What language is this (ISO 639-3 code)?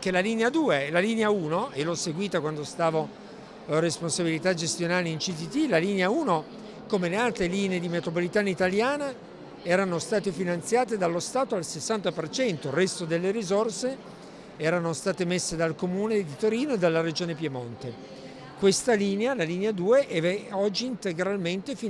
ita